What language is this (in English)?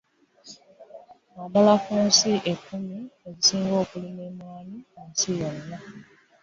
Ganda